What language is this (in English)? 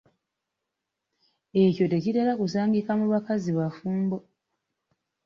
Ganda